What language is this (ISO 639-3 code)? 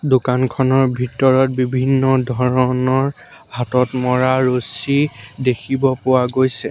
asm